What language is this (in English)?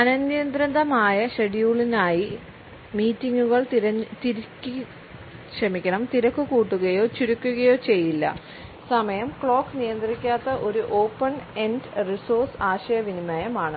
Malayalam